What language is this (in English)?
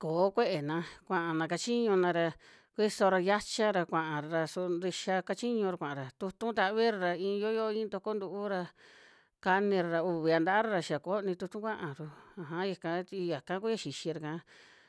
Western Juxtlahuaca Mixtec